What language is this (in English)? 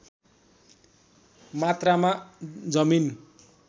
Nepali